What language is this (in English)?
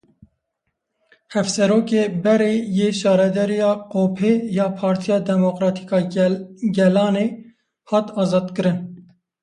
Kurdish